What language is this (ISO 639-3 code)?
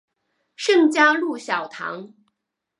zho